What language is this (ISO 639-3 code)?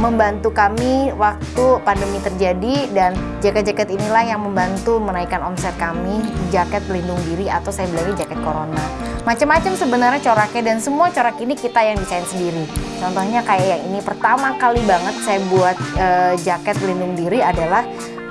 ind